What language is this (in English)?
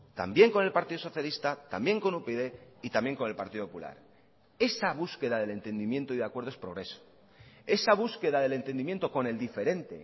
Spanish